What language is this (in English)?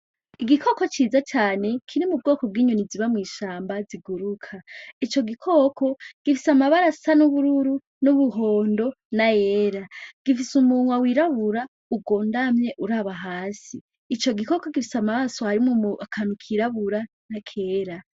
Rundi